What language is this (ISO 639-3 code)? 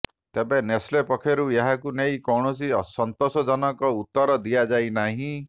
ori